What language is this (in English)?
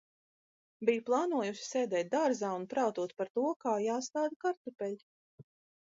Latvian